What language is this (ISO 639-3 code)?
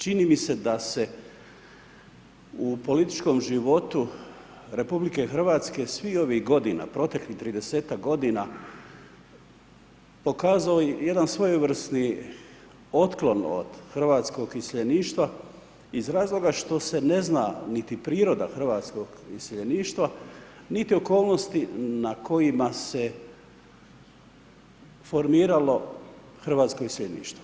hrv